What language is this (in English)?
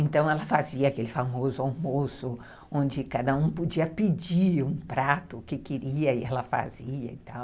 Portuguese